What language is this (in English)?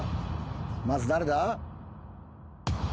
Japanese